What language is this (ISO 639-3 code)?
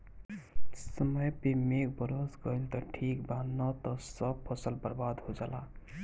bho